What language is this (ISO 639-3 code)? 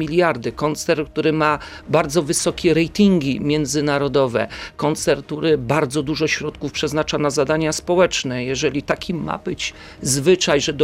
pol